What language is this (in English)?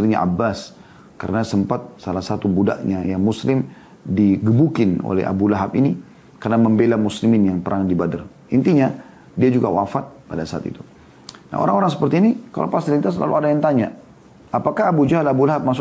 Indonesian